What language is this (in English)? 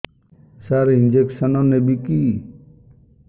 Odia